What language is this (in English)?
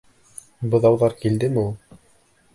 Bashkir